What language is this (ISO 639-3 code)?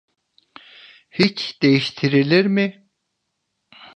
tur